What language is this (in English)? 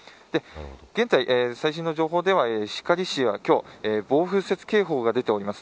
Japanese